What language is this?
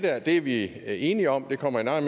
Danish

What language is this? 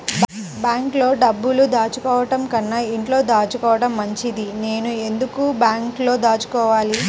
Telugu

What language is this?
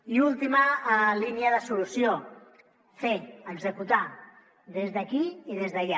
Catalan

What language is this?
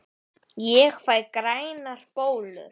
Icelandic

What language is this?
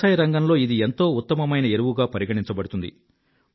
Telugu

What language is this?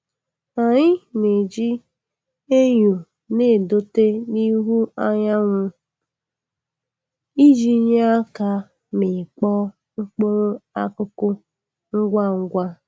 Igbo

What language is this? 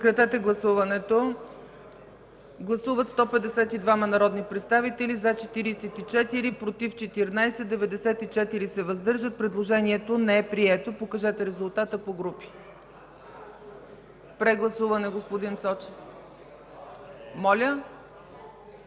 Bulgarian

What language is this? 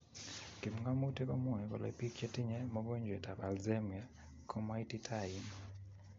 Kalenjin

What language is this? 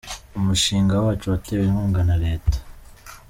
Kinyarwanda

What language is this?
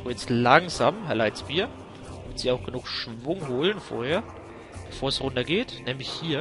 German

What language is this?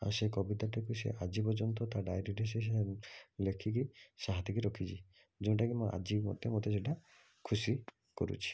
Odia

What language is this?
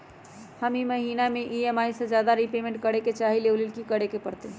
Magahi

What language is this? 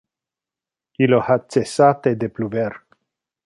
Interlingua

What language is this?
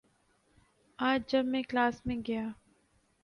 Urdu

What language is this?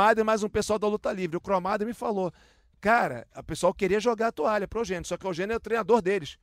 Portuguese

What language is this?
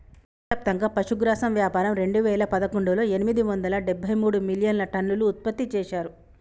Telugu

